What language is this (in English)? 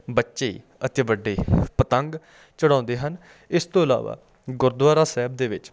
Punjabi